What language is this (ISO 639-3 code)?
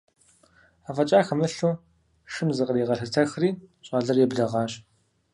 kbd